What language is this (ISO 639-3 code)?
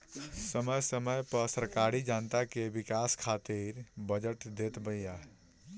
bho